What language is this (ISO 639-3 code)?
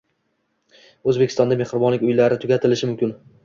uzb